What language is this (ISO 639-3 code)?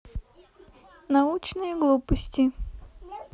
rus